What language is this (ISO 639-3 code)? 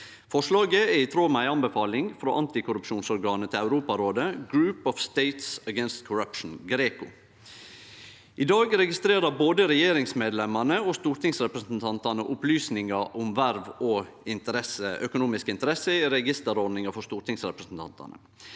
nor